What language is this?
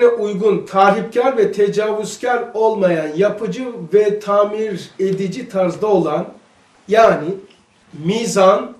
Turkish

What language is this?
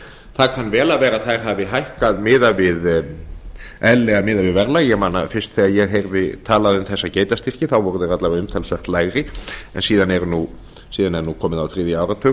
Icelandic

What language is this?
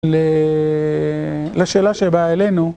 Hebrew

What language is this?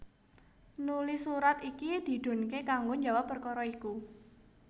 Javanese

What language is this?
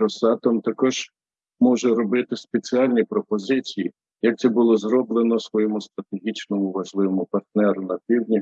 Ukrainian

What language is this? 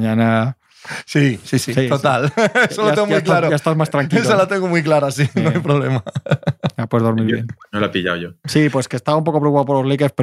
Spanish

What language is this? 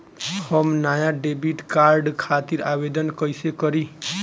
Bhojpuri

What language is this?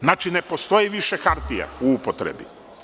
Serbian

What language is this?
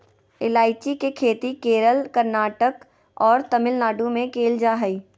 Magahi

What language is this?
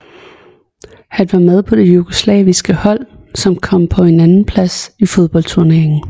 Danish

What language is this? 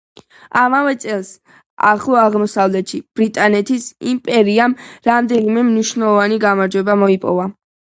Georgian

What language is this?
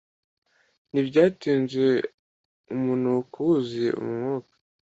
Kinyarwanda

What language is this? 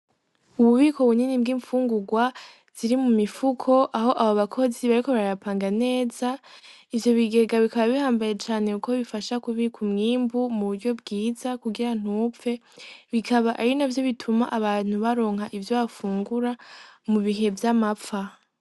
Rundi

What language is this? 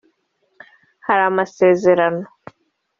Kinyarwanda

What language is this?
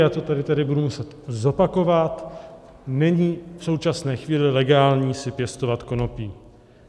Czech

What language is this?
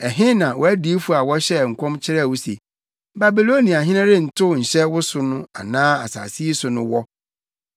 Akan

